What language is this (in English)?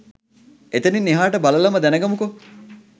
Sinhala